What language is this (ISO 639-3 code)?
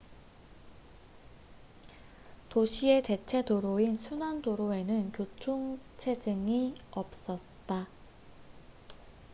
kor